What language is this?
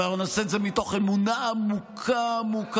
Hebrew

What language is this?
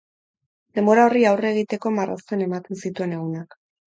Basque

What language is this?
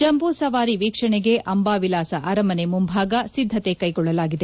Kannada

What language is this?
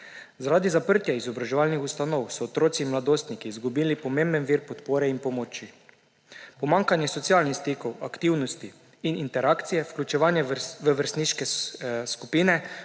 Slovenian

